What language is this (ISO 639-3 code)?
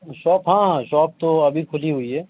urd